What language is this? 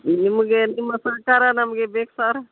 Kannada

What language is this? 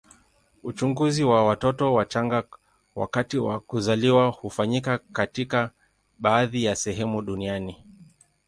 Swahili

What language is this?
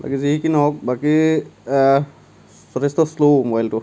Assamese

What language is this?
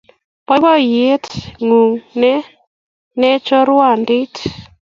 Kalenjin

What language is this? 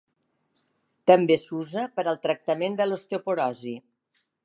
Catalan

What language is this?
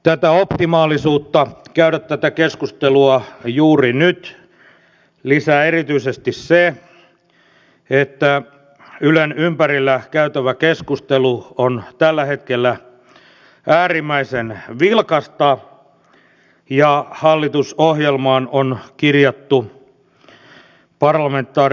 Finnish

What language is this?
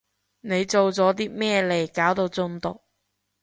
Cantonese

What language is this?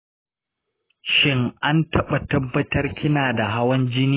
Hausa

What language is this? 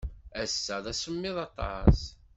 Kabyle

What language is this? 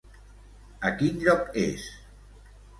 Catalan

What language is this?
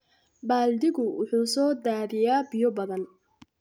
Somali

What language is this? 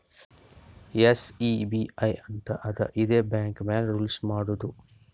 Kannada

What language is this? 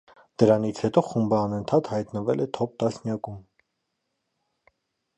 Armenian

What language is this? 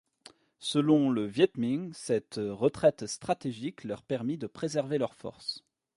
French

